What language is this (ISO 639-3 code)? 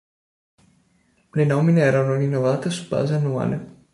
ita